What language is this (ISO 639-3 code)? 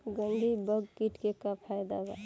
bho